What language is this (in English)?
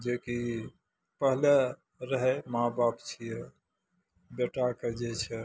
Maithili